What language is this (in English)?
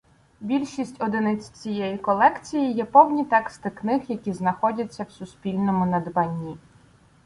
Ukrainian